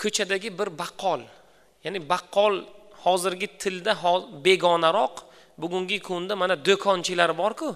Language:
Turkish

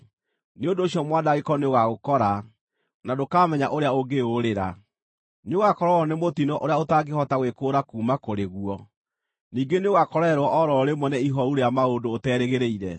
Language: Kikuyu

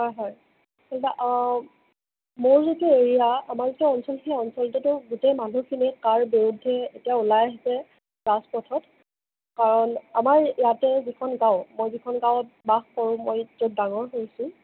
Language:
Assamese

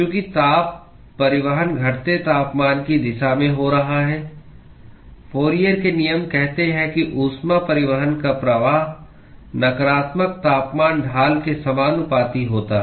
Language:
Hindi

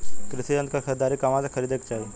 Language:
Bhojpuri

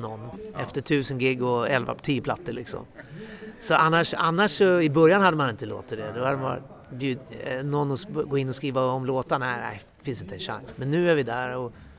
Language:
Swedish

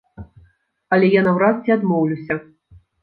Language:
Belarusian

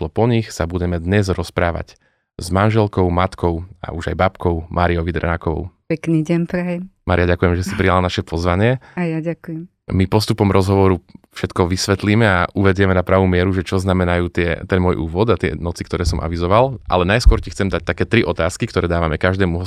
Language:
Slovak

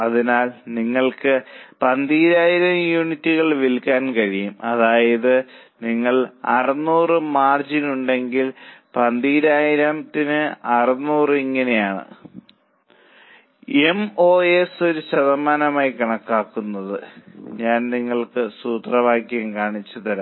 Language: Malayalam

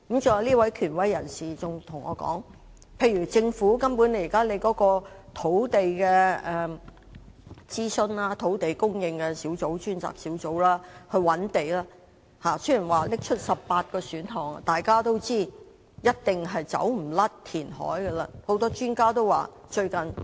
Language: Cantonese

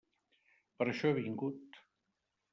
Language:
Catalan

